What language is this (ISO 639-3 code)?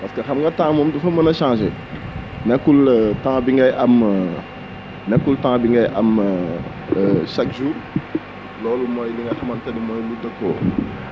wol